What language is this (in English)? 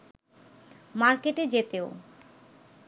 Bangla